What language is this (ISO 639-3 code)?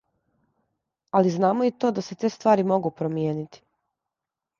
srp